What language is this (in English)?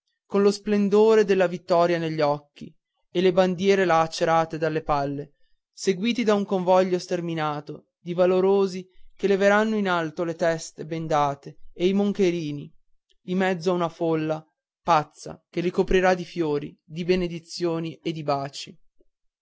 Italian